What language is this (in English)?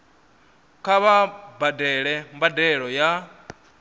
Venda